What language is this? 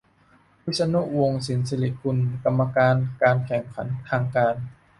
Thai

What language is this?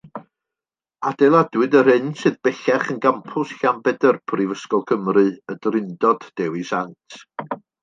Welsh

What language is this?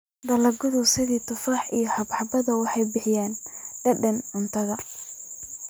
Somali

